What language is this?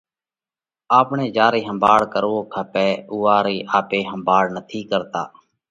Parkari Koli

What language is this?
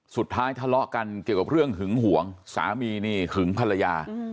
Thai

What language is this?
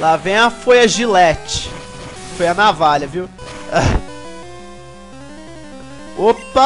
Portuguese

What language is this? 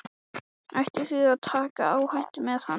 Icelandic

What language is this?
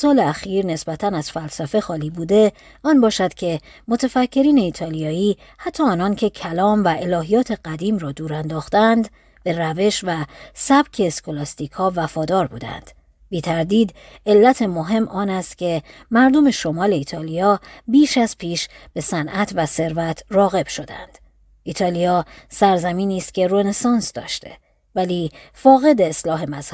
Persian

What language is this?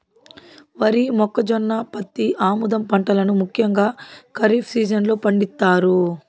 Telugu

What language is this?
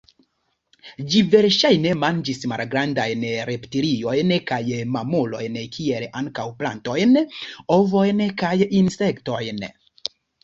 Esperanto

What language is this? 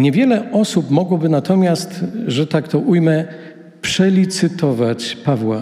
Polish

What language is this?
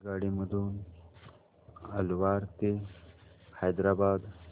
Marathi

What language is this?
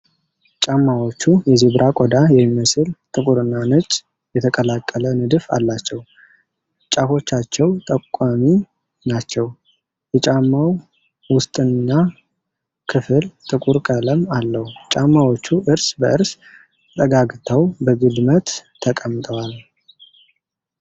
Amharic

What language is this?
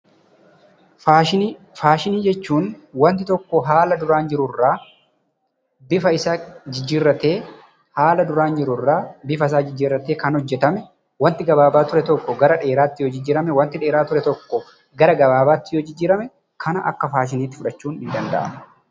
Oromo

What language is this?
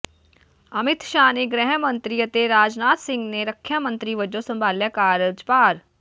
Punjabi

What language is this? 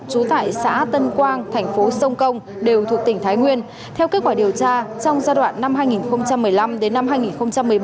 Vietnamese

